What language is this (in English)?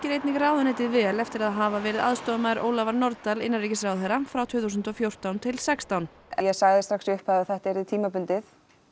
Icelandic